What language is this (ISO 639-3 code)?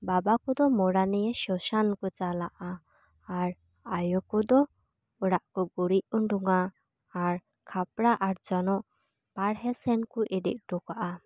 sat